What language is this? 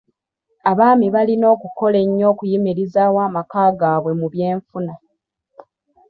Ganda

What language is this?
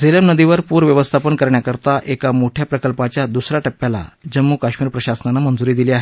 Marathi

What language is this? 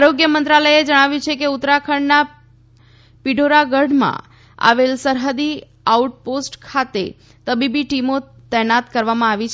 Gujarati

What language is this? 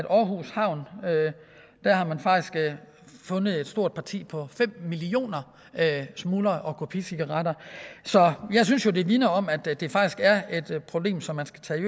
Danish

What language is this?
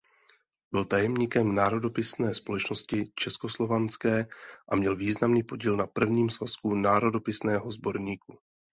Czech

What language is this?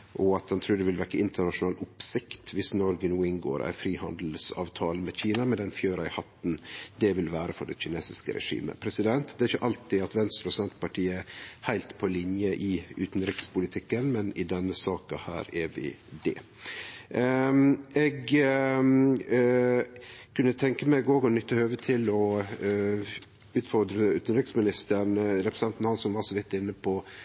Norwegian Nynorsk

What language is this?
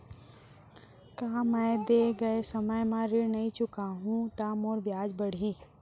Chhattisgarhi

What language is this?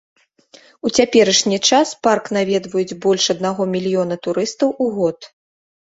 Belarusian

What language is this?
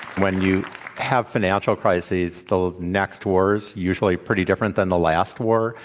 English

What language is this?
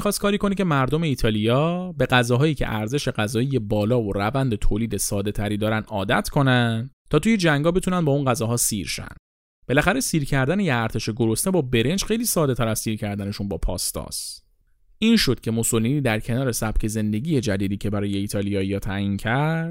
Persian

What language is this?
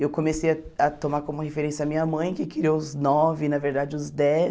Portuguese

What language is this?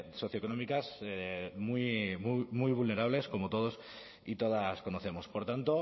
Spanish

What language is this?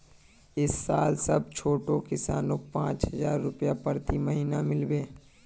Magahi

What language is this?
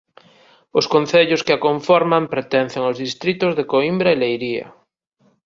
Galician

